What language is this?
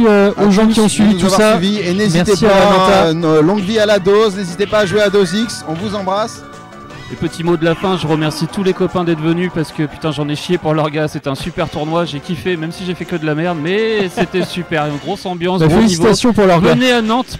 French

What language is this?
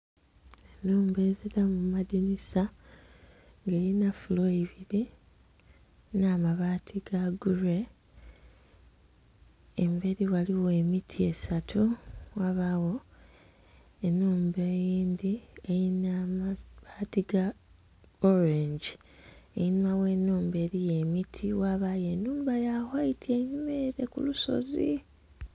Soga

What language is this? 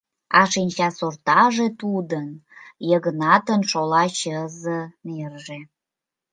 Mari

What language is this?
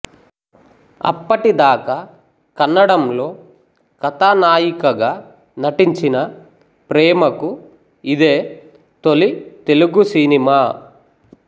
Telugu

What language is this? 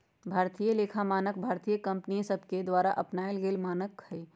Magahi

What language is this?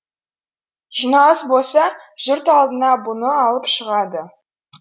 Kazakh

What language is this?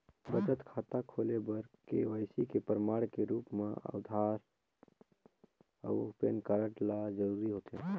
Chhattisgarhi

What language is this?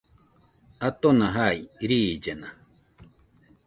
Nüpode Huitoto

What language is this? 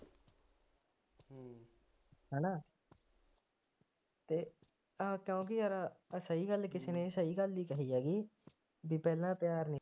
Punjabi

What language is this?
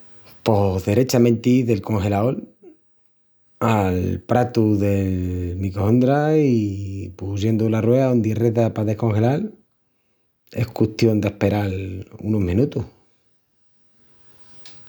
Extremaduran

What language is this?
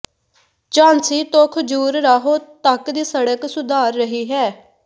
Punjabi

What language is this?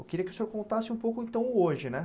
Portuguese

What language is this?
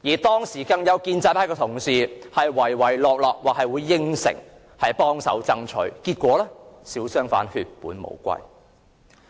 Cantonese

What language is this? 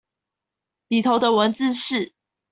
Chinese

